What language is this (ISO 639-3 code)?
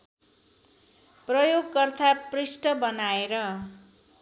nep